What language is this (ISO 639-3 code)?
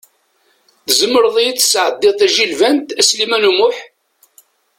kab